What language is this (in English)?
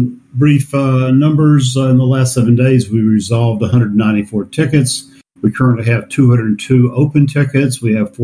English